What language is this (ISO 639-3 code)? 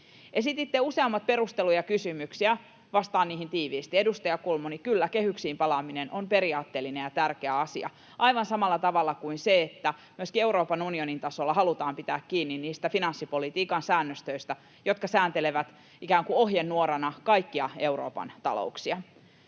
fin